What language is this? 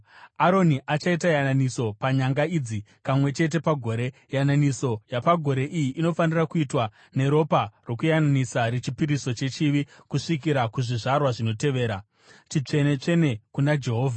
Shona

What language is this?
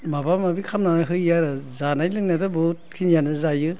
Bodo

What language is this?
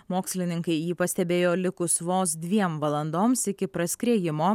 Lithuanian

